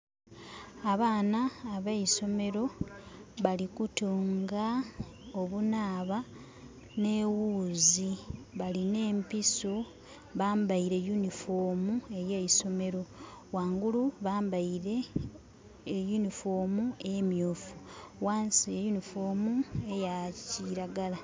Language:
Soga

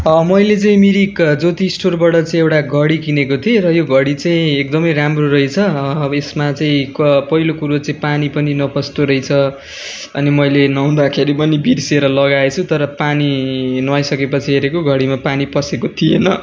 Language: Nepali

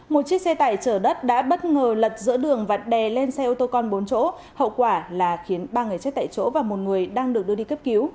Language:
Vietnamese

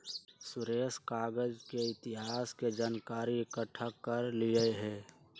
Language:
Magahi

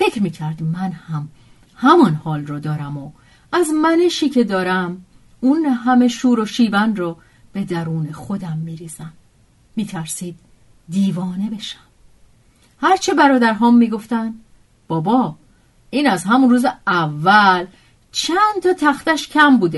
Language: Persian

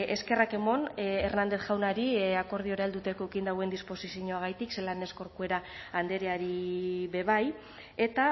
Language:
Basque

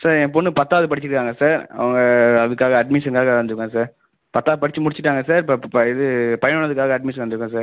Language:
Tamil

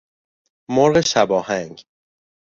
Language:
Persian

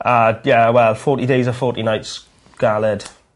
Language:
Welsh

